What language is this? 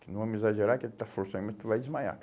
Portuguese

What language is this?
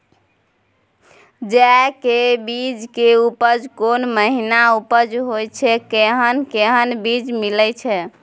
Maithili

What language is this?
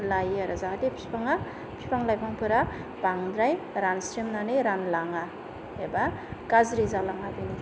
Bodo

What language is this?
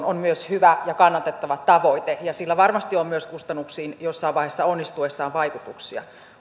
Finnish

